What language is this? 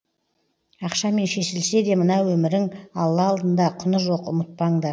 Kazakh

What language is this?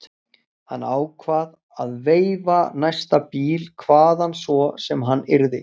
Icelandic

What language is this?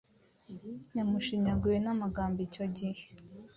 Kinyarwanda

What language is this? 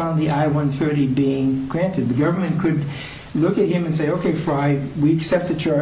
English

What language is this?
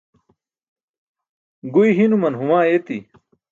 Burushaski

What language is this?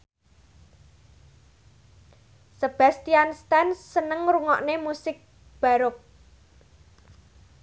Javanese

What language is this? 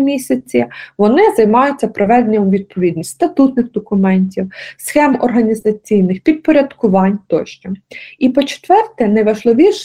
Ukrainian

